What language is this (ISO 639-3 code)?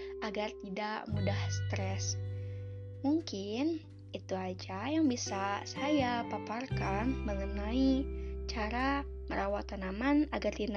ind